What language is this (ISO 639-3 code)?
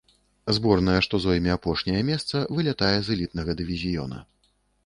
bel